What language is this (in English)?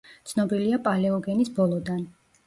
Georgian